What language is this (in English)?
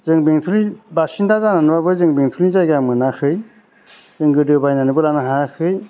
Bodo